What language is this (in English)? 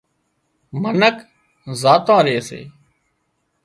Wadiyara Koli